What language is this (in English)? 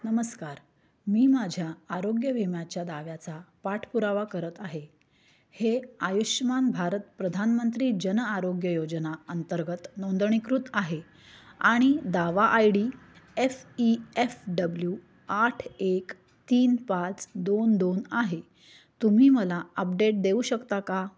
Marathi